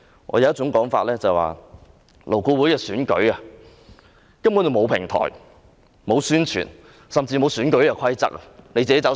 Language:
Cantonese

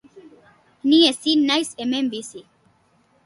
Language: Basque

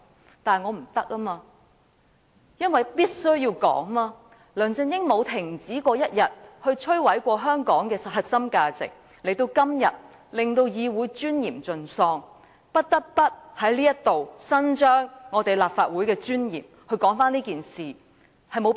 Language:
Cantonese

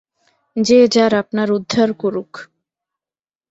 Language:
Bangla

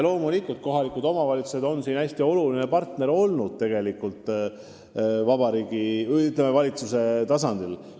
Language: Estonian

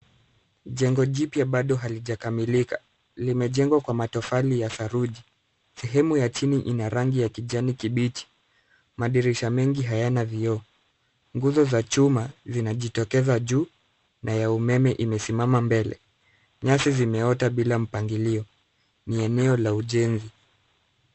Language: Swahili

